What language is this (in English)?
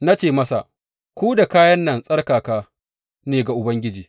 Hausa